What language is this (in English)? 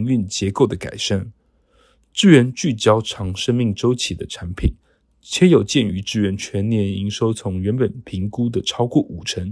Chinese